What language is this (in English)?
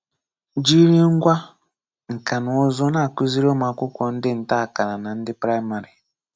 Igbo